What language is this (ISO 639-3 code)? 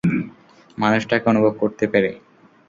ben